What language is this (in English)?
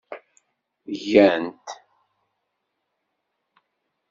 Kabyle